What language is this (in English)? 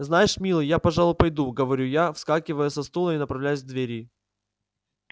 Russian